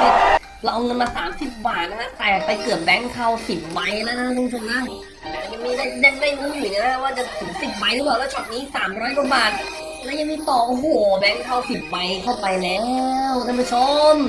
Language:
Thai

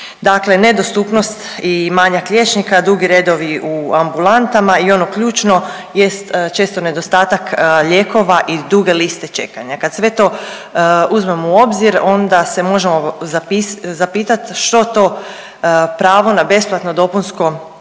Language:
Croatian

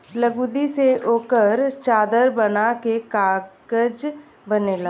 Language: Bhojpuri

